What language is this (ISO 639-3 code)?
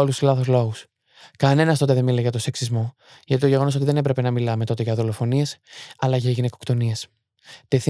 ell